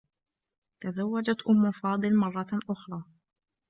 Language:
Arabic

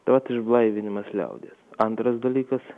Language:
Lithuanian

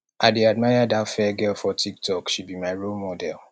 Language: Nigerian Pidgin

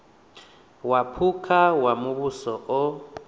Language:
Venda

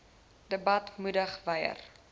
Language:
Afrikaans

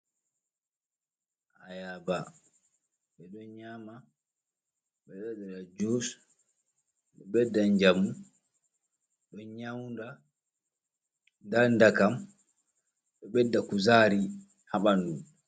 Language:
Fula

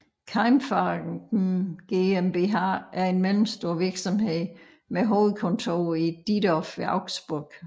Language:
Danish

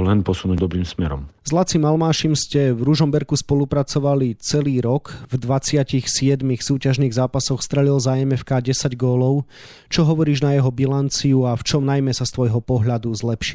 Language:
Slovak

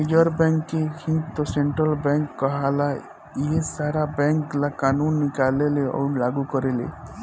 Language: Bhojpuri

